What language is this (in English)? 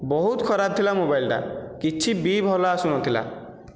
Odia